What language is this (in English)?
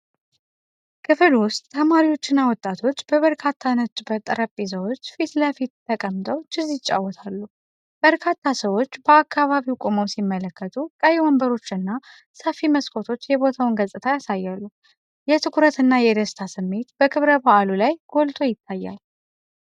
Amharic